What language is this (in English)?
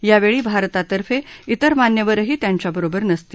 Marathi